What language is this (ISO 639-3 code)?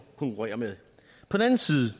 dan